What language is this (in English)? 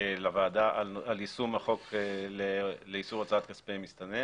Hebrew